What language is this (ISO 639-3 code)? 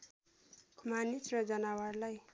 nep